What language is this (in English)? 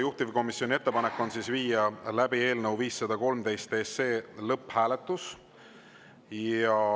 Estonian